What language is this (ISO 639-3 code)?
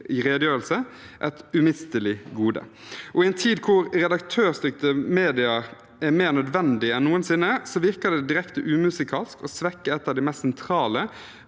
nor